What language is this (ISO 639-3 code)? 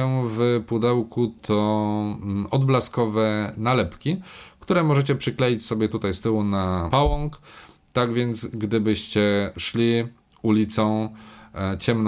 pol